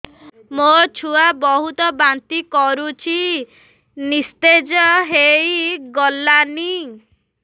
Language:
Odia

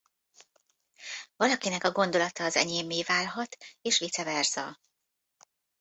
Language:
Hungarian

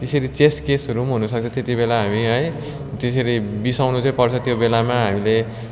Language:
Nepali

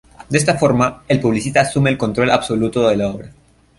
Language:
Spanish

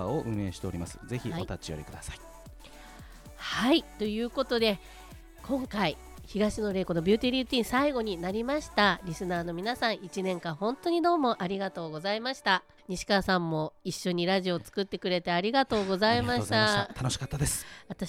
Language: Japanese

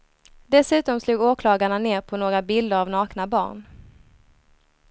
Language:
Swedish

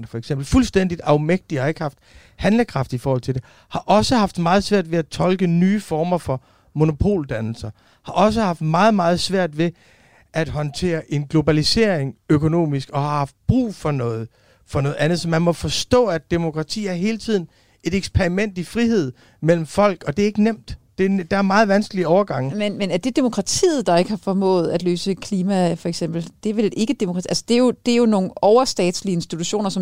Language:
Danish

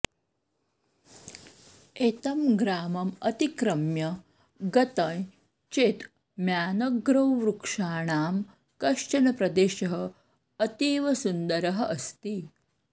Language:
Sanskrit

